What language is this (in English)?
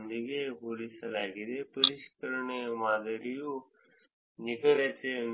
Kannada